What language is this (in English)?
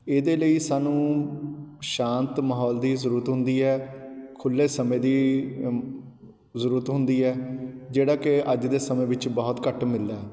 Punjabi